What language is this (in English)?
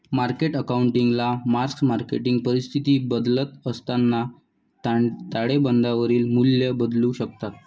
Marathi